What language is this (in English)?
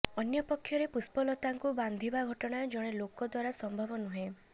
Odia